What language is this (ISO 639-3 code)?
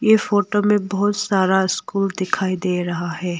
hin